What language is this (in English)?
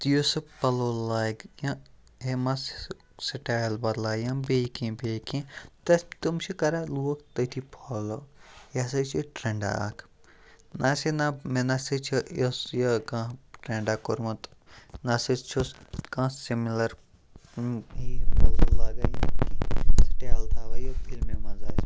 Kashmiri